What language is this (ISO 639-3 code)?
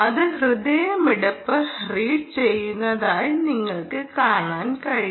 mal